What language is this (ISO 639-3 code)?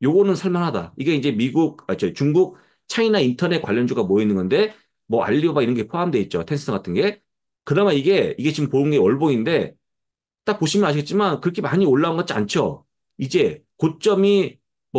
kor